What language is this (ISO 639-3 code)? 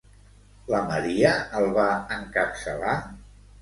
cat